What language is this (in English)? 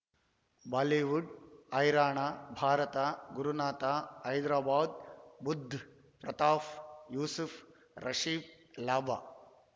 Kannada